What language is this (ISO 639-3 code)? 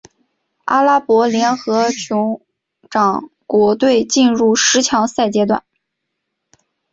zho